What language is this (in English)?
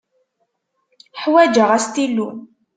Kabyle